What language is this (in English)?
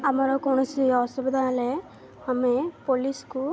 Odia